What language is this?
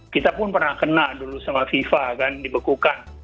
Indonesian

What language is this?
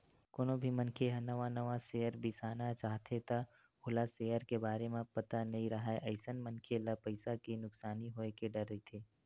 Chhattisgarhi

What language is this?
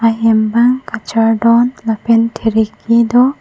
Karbi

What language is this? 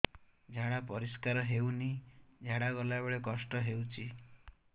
Odia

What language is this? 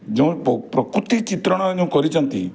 Odia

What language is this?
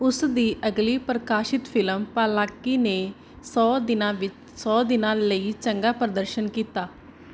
Punjabi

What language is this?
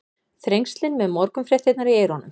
Icelandic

